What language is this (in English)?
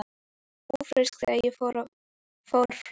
Icelandic